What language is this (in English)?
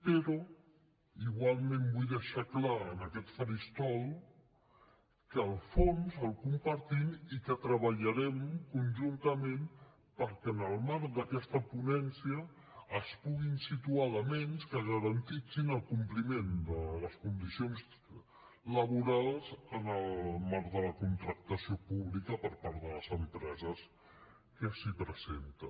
Catalan